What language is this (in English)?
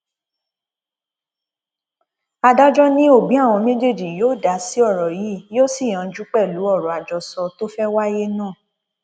Yoruba